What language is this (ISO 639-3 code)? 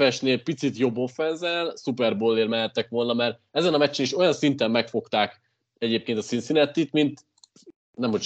hun